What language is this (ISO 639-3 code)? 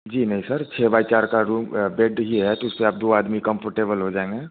hin